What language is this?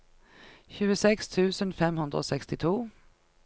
Norwegian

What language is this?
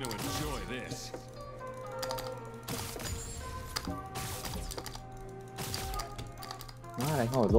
Vietnamese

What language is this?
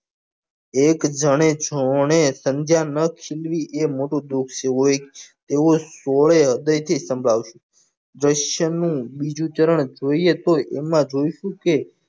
Gujarati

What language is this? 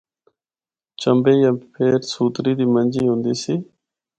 Northern Hindko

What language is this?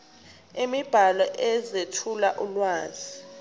Zulu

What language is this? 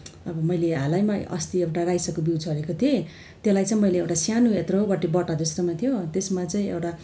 Nepali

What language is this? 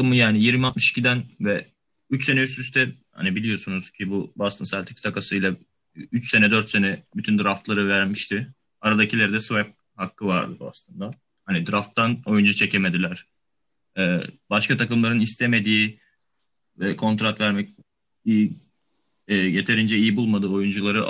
Turkish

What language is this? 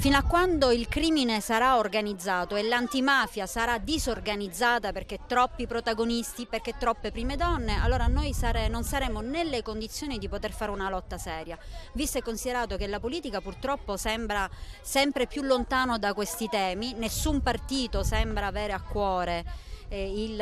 Italian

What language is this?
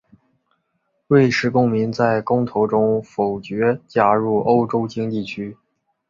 Chinese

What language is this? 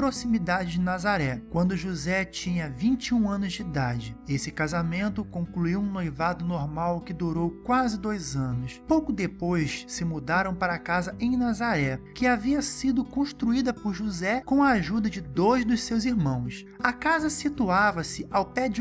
Portuguese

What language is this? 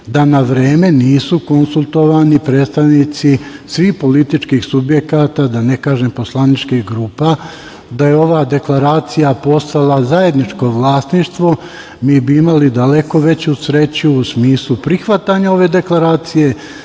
Serbian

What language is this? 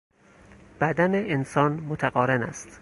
Persian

